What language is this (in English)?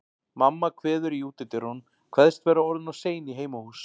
Icelandic